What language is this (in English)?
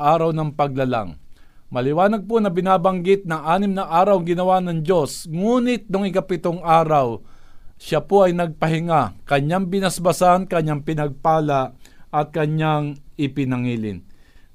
Filipino